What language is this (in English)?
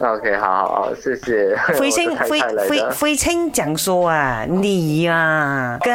Chinese